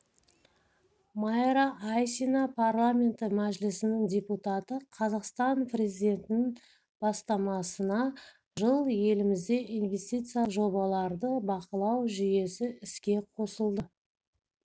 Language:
Kazakh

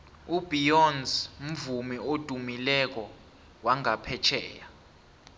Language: South Ndebele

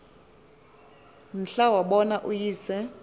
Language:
Xhosa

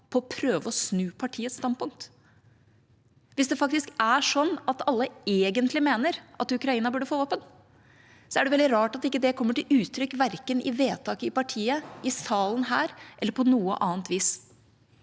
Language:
Norwegian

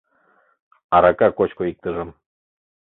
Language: Mari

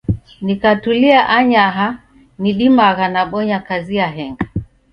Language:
Taita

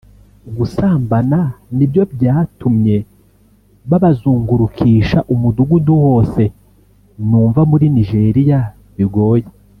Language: Kinyarwanda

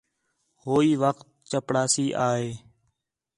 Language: Khetrani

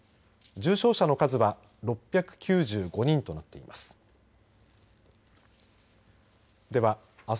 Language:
Japanese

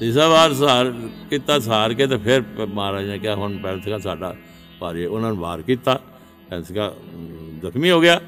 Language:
Punjabi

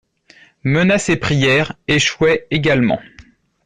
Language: French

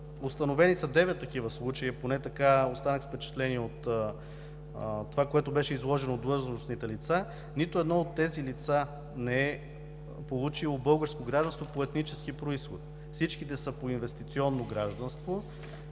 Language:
Bulgarian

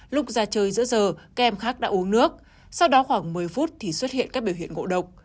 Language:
Vietnamese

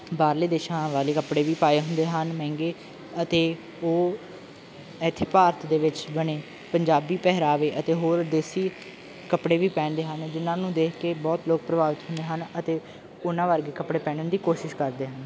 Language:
Punjabi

